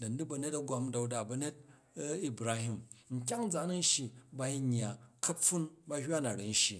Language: Jju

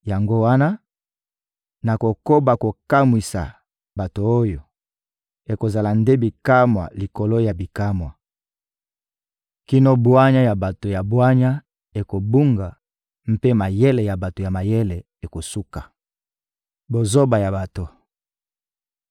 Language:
Lingala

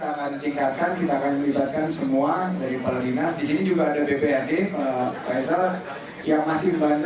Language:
Indonesian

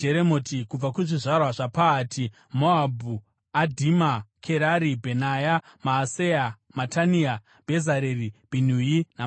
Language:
Shona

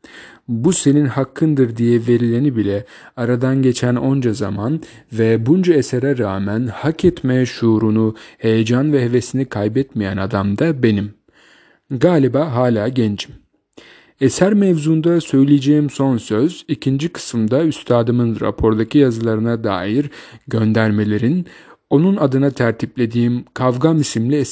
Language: Turkish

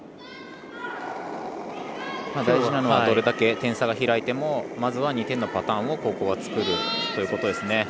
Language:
Japanese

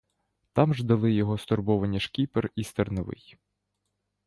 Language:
Ukrainian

